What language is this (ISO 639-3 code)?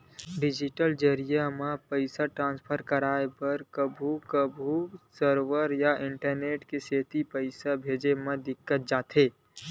hne